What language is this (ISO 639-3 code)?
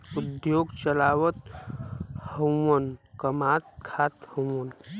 bho